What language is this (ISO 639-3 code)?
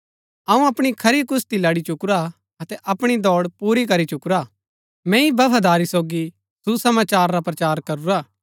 gbk